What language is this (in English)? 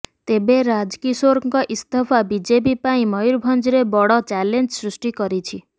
Odia